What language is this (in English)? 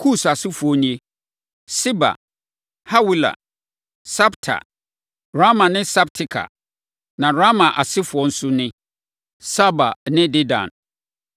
Akan